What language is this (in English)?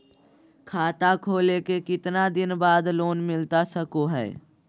Magahi